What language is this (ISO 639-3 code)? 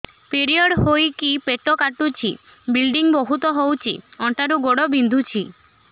ori